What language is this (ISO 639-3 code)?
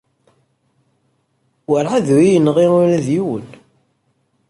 kab